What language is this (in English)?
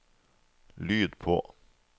Norwegian